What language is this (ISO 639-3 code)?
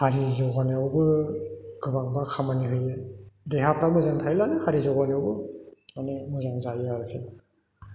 brx